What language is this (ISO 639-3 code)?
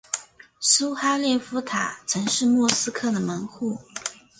zho